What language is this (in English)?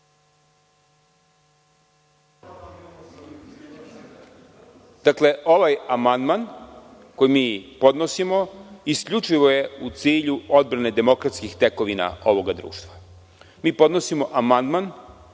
Serbian